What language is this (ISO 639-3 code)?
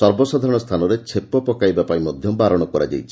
ori